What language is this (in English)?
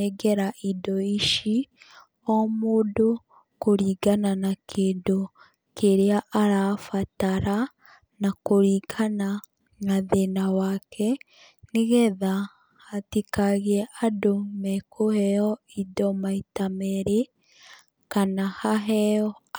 Kikuyu